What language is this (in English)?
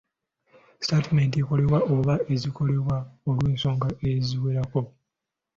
Ganda